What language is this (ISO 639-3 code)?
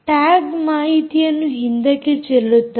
kan